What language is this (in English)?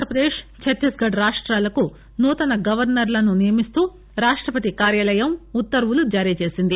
Telugu